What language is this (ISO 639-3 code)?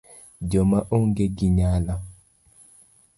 luo